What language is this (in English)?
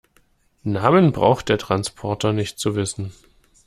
German